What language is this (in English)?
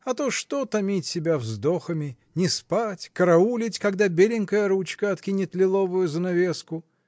Russian